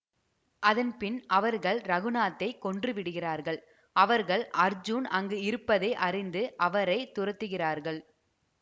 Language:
Tamil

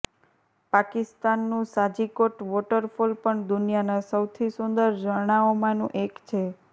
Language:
Gujarati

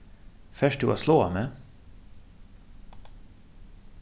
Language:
Faroese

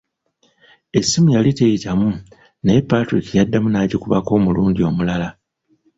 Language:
Ganda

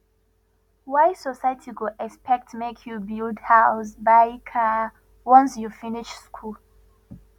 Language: Nigerian Pidgin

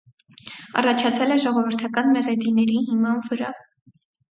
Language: Armenian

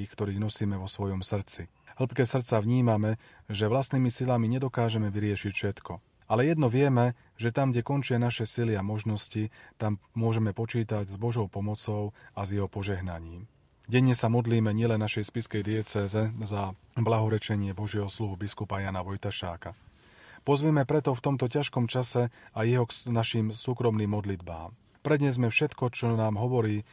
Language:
Slovak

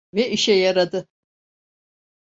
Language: Turkish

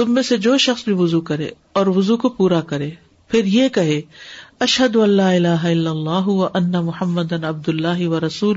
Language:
Urdu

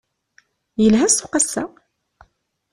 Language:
Kabyle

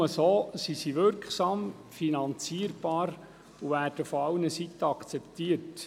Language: Swiss German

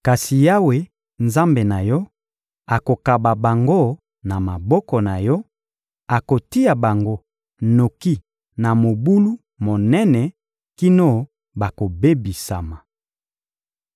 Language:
Lingala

